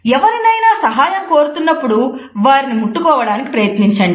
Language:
Telugu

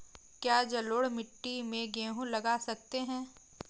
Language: Hindi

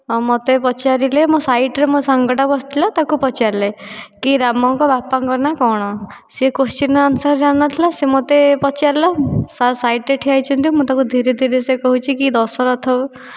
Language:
Odia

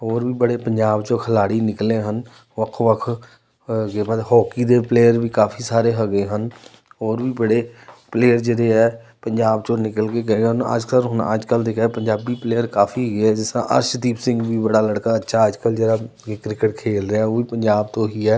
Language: Punjabi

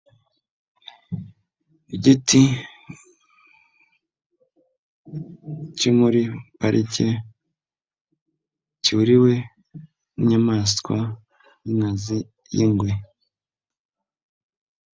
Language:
Kinyarwanda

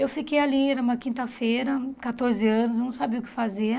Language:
Portuguese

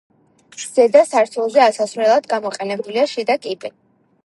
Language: Georgian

